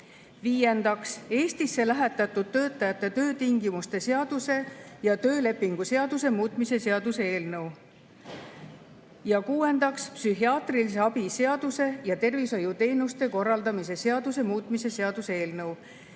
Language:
Estonian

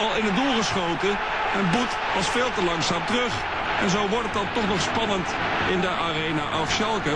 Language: Dutch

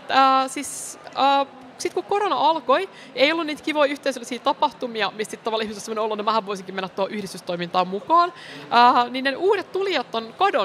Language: Finnish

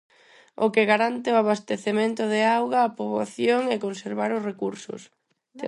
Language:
Galician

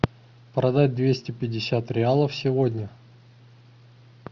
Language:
Russian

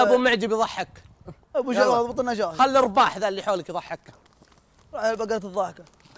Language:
Arabic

